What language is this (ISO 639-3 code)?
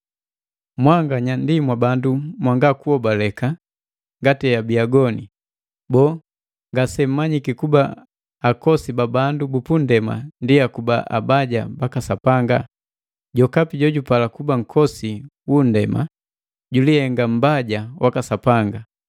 mgv